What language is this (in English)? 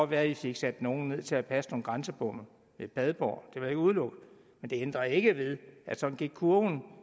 Danish